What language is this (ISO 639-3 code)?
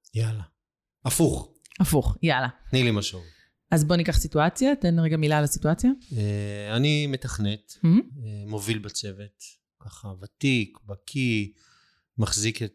heb